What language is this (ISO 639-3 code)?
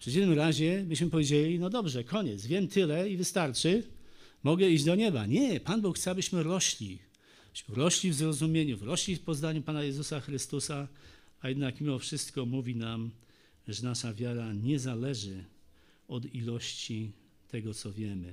pol